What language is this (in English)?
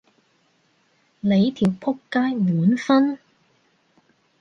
Cantonese